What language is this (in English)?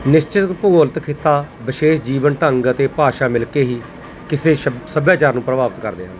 Punjabi